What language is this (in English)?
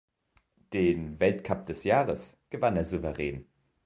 German